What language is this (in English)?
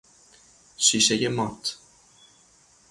Persian